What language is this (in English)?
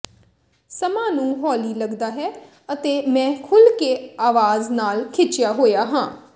Punjabi